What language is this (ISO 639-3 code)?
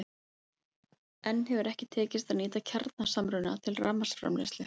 isl